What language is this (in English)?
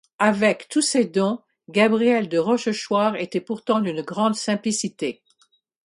French